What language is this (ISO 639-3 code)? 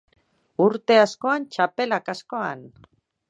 eus